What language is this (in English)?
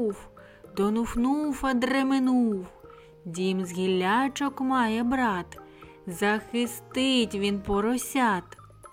Ukrainian